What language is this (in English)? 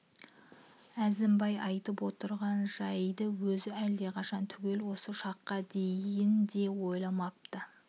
Kazakh